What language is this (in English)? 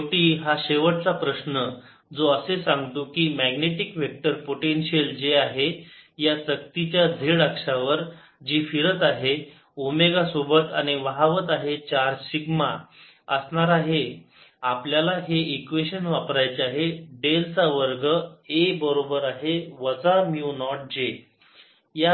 Marathi